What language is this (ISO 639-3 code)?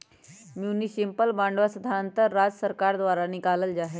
mag